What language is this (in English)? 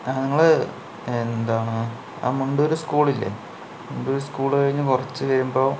Malayalam